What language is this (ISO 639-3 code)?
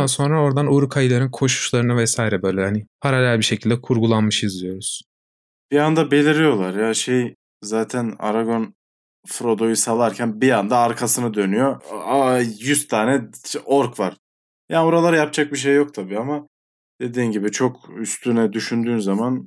tur